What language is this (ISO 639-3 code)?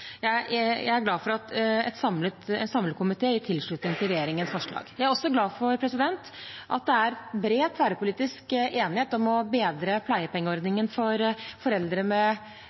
nob